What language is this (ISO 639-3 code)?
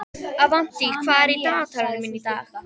isl